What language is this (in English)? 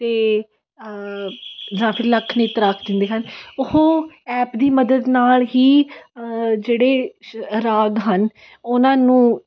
Punjabi